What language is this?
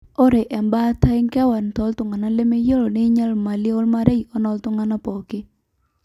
Masai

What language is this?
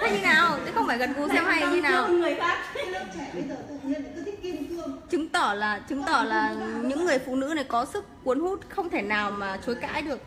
Vietnamese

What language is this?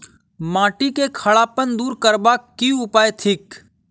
Maithili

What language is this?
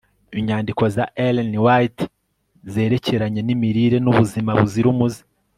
Kinyarwanda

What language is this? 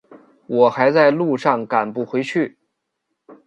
Chinese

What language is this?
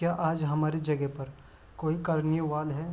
Urdu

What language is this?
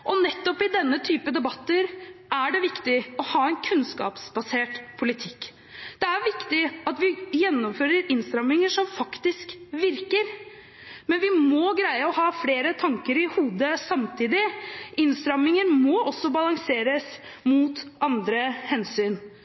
Norwegian Bokmål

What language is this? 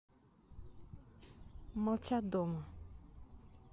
Russian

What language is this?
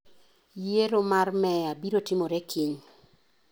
Luo (Kenya and Tanzania)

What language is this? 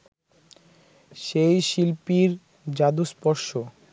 Bangla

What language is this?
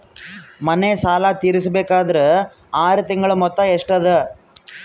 Kannada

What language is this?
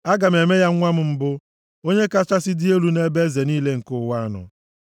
Igbo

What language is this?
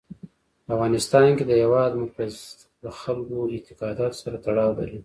Pashto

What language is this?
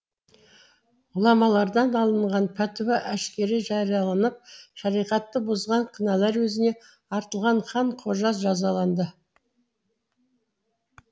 Kazakh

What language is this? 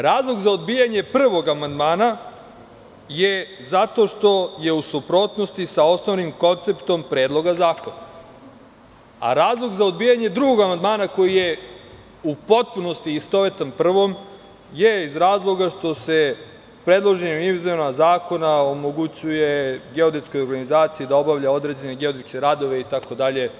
Serbian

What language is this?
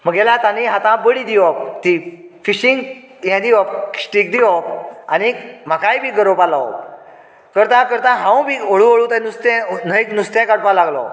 Konkani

